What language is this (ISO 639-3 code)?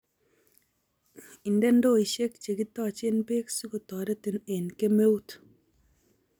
kln